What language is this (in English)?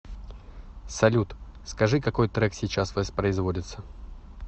Russian